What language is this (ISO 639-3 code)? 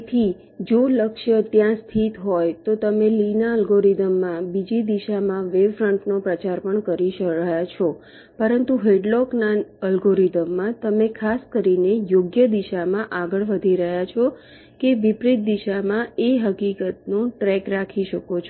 guj